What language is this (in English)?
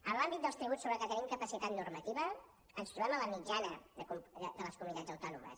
Catalan